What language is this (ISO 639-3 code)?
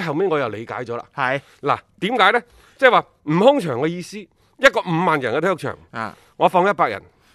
zho